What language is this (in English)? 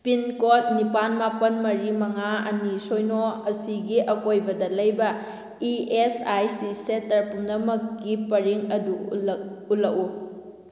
Manipuri